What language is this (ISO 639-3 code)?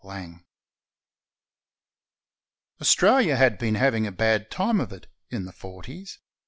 eng